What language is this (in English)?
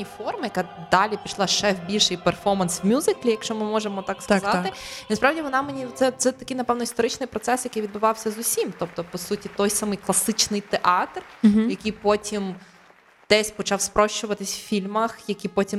Ukrainian